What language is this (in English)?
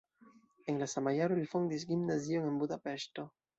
Esperanto